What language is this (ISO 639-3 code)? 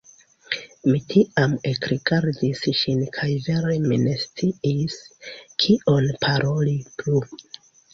epo